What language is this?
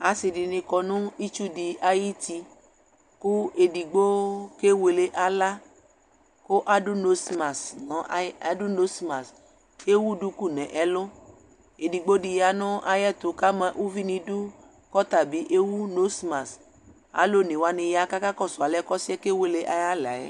Ikposo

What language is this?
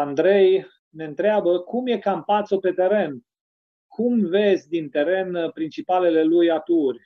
Romanian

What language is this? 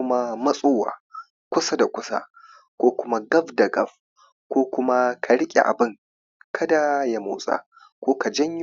Hausa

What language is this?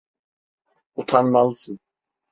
Turkish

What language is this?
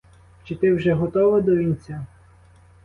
Ukrainian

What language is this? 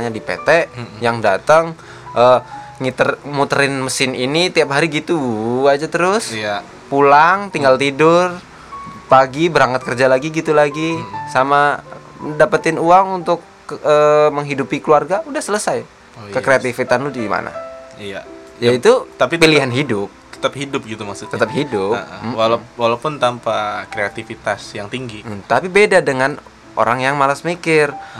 Indonesian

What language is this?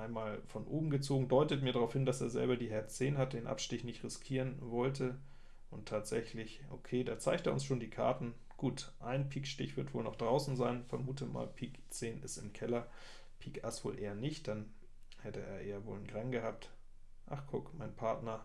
German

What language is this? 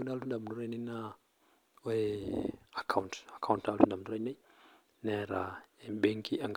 Masai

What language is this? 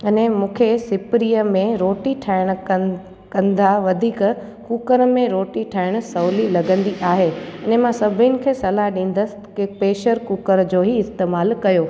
Sindhi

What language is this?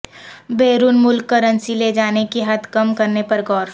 Urdu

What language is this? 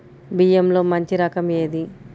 Telugu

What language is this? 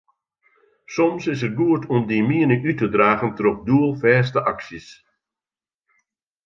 Western Frisian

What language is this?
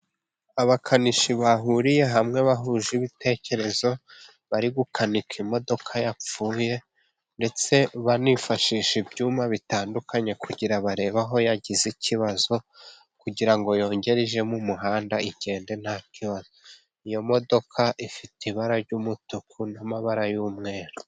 Kinyarwanda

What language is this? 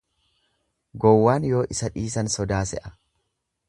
Oromo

